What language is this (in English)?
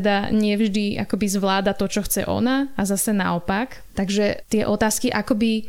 Slovak